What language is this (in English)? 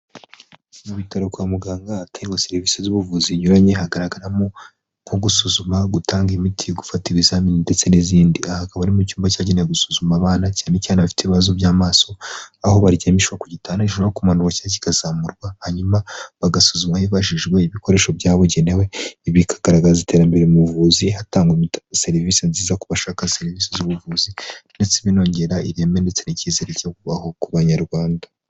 Kinyarwanda